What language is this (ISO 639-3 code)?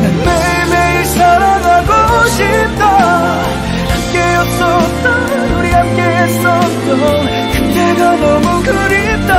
kor